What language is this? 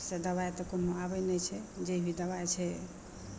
Maithili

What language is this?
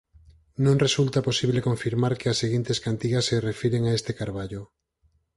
Galician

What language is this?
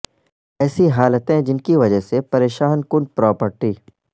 Urdu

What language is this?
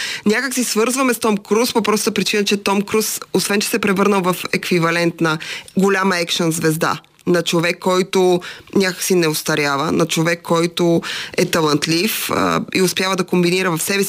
Bulgarian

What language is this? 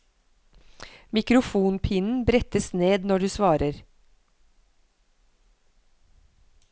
Norwegian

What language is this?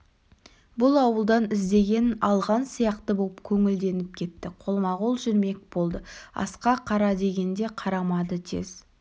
Kazakh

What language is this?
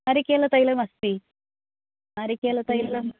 Sanskrit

